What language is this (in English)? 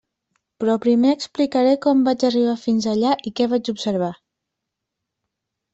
Catalan